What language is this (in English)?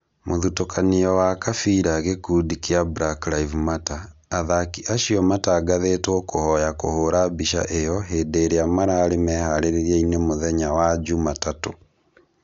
Kikuyu